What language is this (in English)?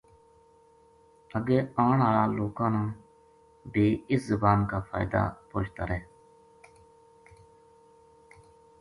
Gujari